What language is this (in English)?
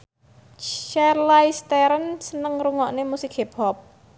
Javanese